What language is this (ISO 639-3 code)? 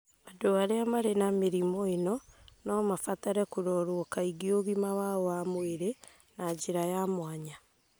kik